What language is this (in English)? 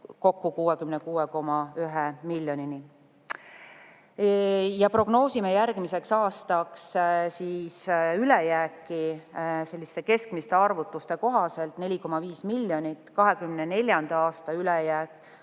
Estonian